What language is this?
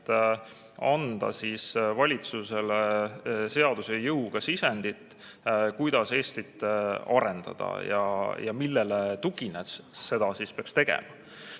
Estonian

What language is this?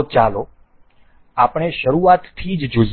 Gujarati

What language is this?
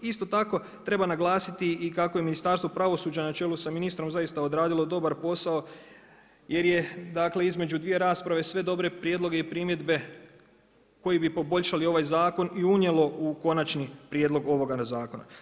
Croatian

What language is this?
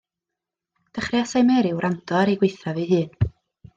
Welsh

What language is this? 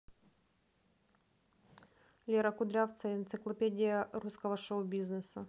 Russian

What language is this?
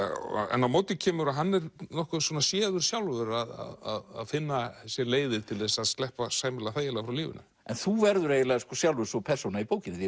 Icelandic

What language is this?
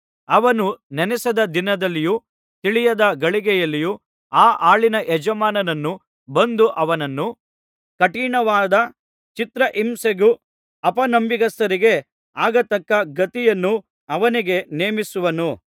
Kannada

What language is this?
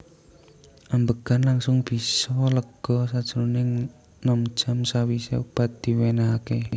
Javanese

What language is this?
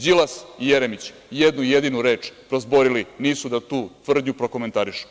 Serbian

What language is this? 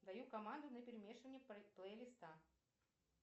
Russian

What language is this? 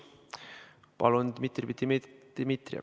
Estonian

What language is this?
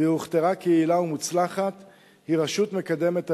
Hebrew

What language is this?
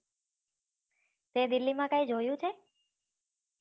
Gujarati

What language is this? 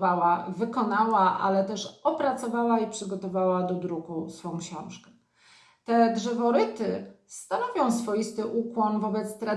Polish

